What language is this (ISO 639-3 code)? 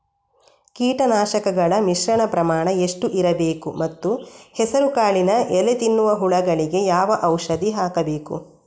kan